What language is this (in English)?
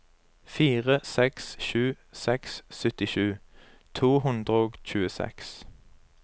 Norwegian